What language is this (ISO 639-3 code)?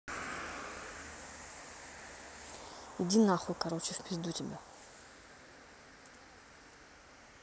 rus